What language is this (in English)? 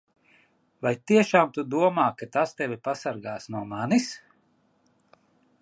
Latvian